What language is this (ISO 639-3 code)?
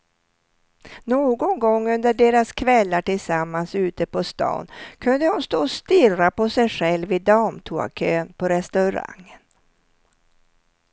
swe